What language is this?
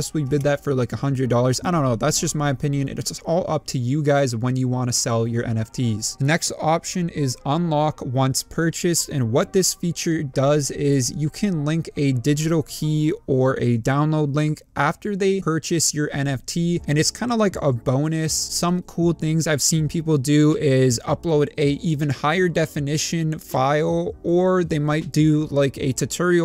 English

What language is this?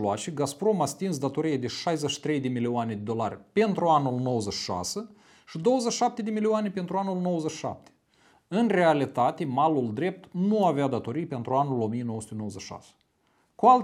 Romanian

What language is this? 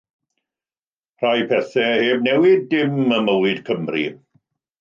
Welsh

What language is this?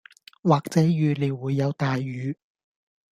Cantonese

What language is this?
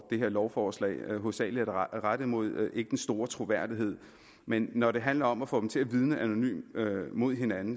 Danish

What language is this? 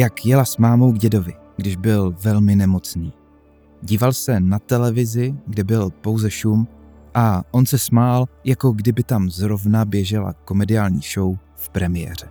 Czech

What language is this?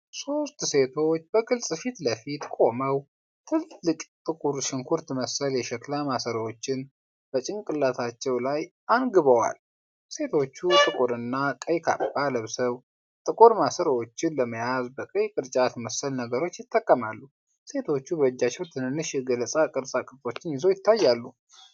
Amharic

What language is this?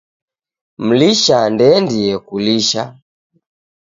Taita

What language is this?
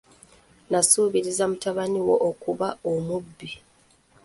Ganda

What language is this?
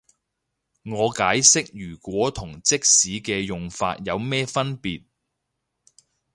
Cantonese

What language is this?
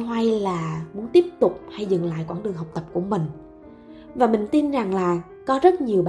Vietnamese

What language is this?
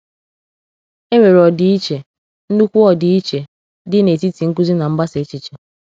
Igbo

